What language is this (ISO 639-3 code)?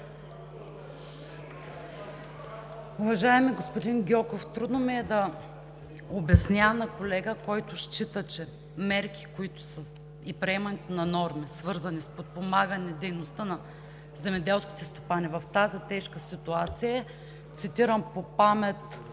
bul